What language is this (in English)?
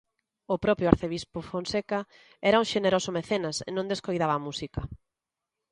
Galician